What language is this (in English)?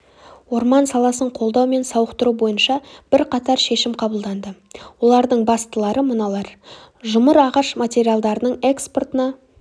Kazakh